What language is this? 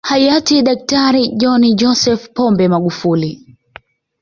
Swahili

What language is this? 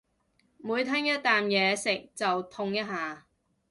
Cantonese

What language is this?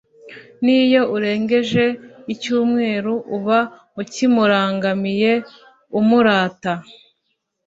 Kinyarwanda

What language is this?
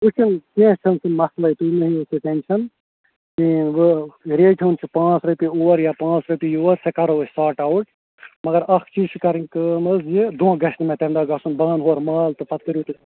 Kashmiri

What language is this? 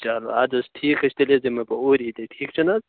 Kashmiri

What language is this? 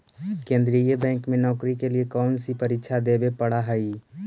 Magahi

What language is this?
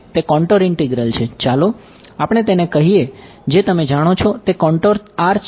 Gujarati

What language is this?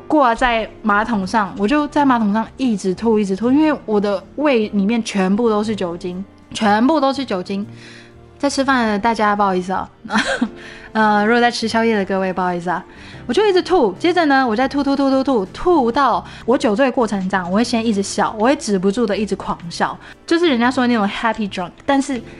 Chinese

